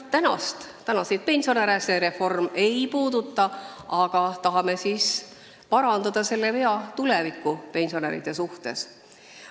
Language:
Estonian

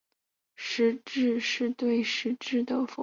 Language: Chinese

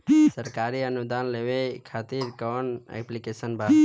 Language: Bhojpuri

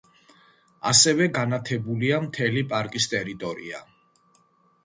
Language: Georgian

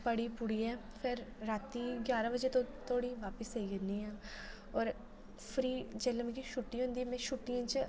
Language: Dogri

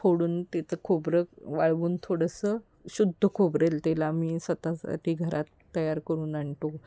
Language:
Marathi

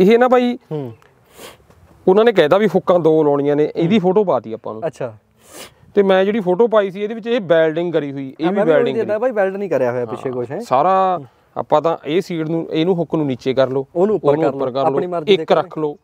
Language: Punjabi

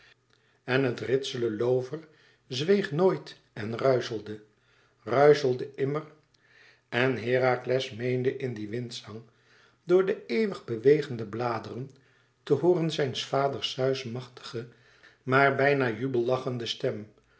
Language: Dutch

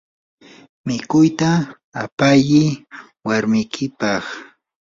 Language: Yanahuanca Pasco Quechua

